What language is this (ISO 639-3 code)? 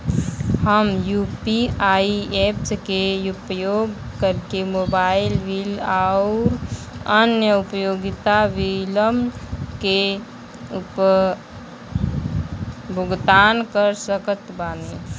bho